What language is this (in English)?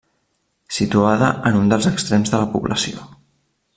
Catalan